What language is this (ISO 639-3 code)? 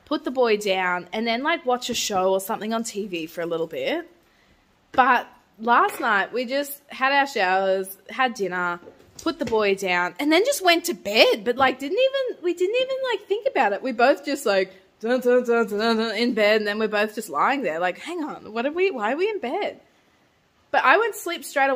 eng